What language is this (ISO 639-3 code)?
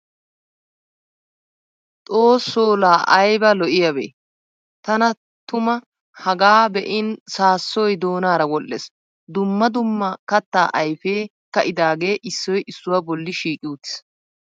wal